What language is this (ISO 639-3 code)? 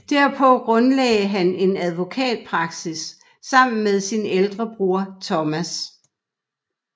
dan